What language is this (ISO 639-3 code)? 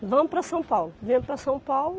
por